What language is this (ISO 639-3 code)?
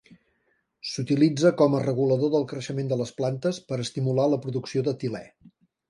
cat